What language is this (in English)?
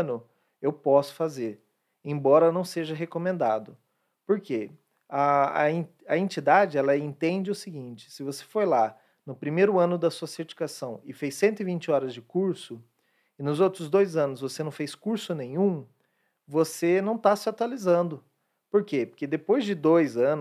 Portuguese